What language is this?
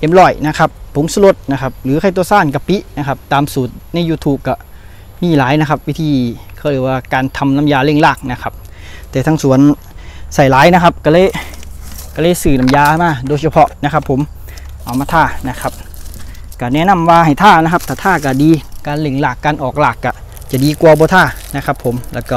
Thai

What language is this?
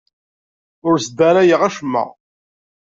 Kabyle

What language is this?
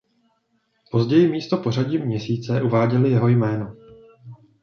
Czech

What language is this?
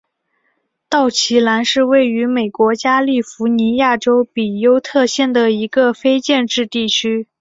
Chinese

